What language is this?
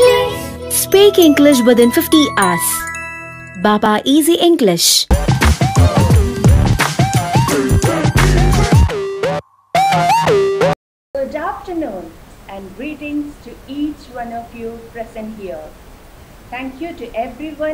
English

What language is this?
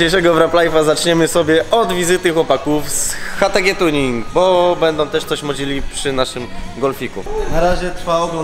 Polish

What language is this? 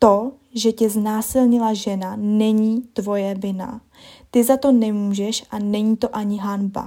Czech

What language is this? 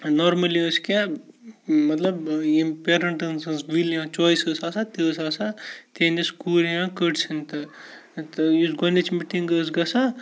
Kashmiri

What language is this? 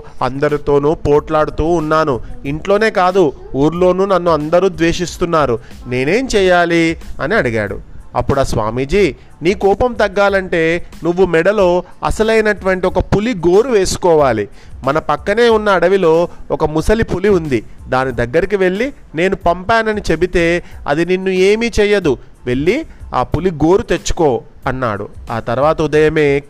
Telugu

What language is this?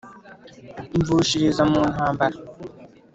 Kinyarwanda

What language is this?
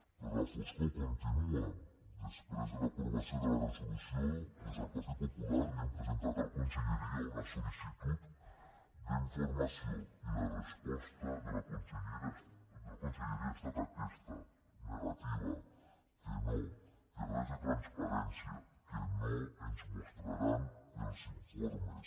Catalan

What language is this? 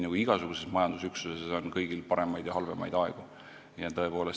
Estonian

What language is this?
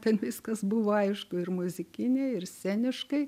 Lithuanian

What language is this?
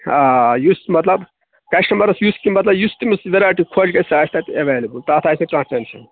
Kashmiri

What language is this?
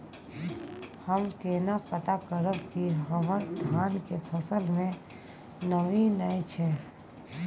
Maithili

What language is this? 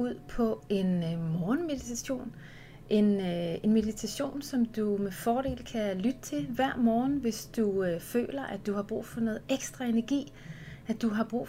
Danish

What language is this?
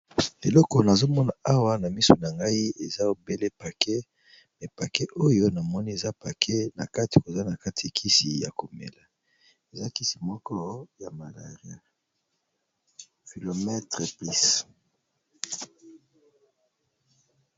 Lingala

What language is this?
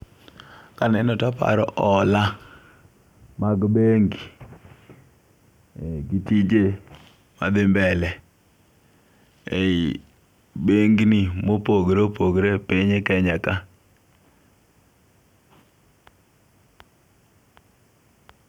Luo (Kenya and Tanzania)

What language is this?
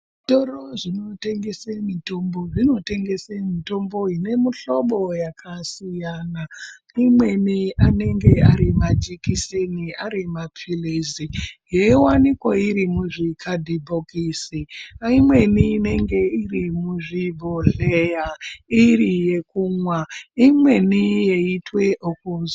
Ndau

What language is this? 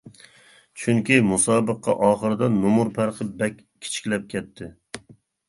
Uyghur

